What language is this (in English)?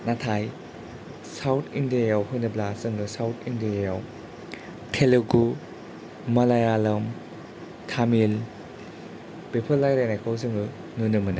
Bodo